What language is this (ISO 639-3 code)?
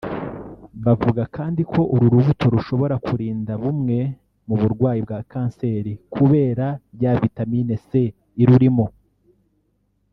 kin